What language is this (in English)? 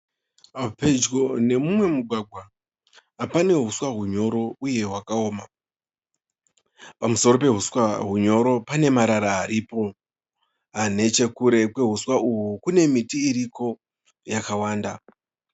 Shona